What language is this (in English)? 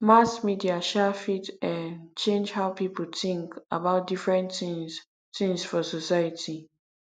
Nigerian Pidgin